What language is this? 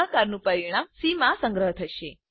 Gujarati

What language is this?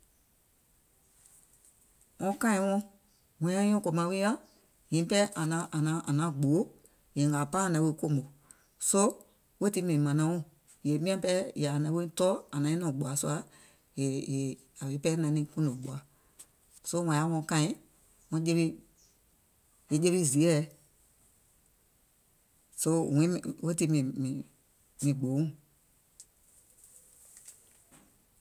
Gola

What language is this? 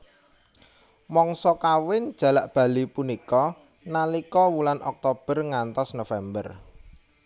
Javanese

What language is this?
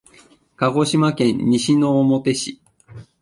Japanese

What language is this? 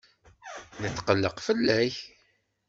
Kabyle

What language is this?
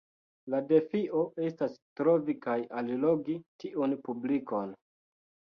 Esperanto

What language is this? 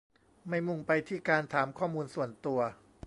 Thai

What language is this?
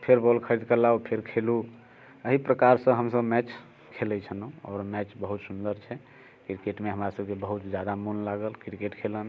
Maithili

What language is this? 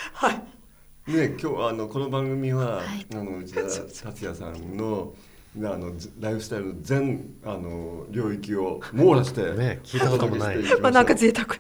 Japanese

